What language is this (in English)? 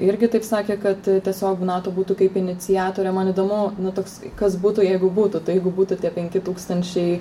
Lithuanian